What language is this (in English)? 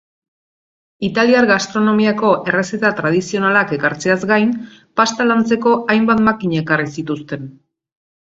Basque